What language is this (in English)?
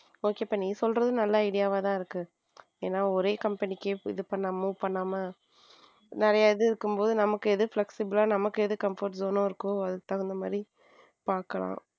Tamil